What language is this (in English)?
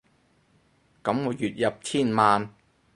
Cantonese